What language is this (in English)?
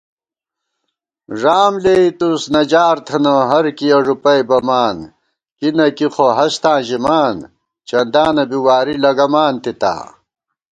Gawar-Bati